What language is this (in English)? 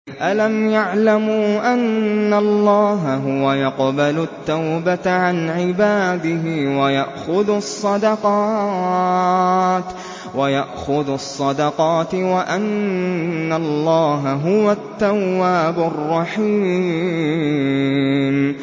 Arabic